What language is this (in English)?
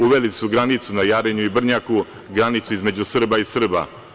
Serbian